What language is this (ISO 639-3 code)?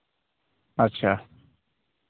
sat